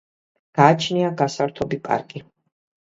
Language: Georgian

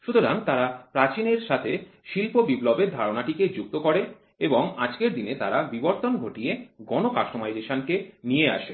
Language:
Bangla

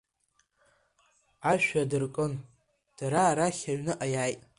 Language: Abkhazian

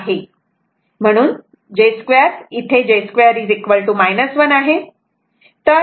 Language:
Marathi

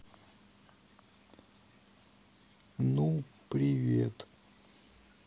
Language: Russian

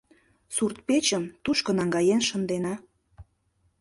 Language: Mari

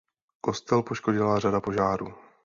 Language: Czech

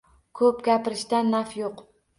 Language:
Uzbek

